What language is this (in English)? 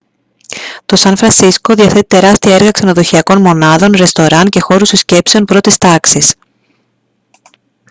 Greek